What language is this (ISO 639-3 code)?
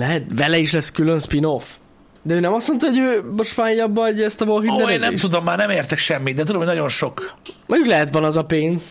hun